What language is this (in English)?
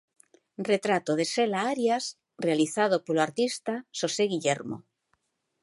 Galician